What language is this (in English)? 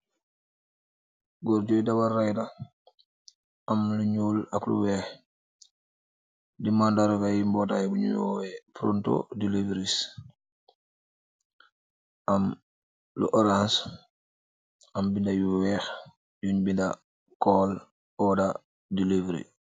Wolof